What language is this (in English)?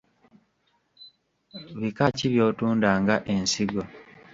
Ganda